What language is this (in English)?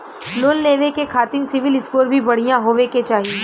Bhojpuri